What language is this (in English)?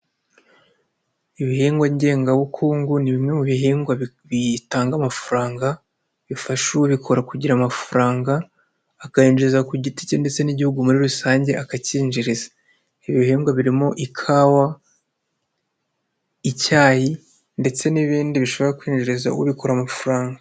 Kinyarwanda